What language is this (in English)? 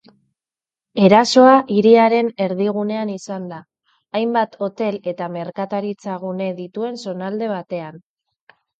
Basque